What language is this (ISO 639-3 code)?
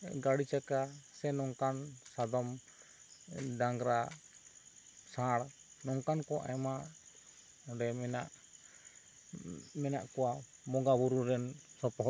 sat